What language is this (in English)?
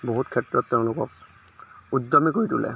Assamese